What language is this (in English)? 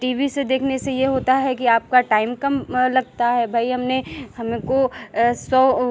Hindi